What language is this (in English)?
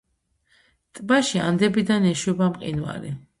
Georgian